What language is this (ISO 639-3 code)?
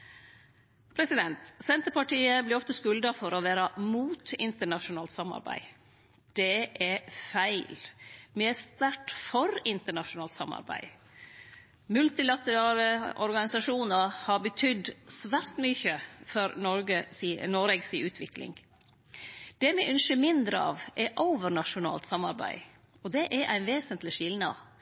nno